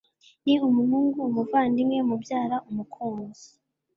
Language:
Kinyarwanda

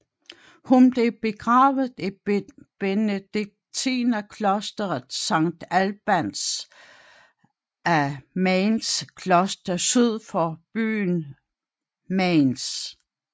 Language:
Danish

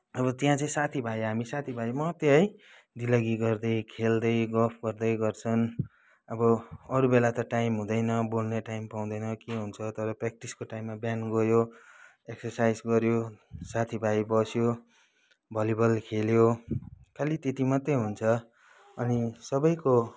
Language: Nepali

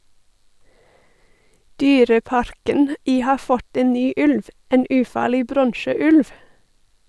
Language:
Norwegian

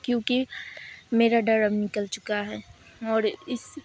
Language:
Urdu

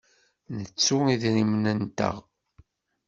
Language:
Kabyle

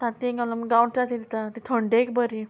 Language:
Konkani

